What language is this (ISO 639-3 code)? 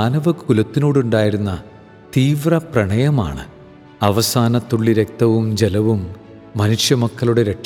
mal